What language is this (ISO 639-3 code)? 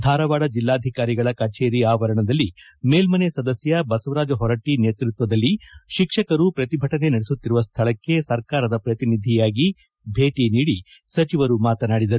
kan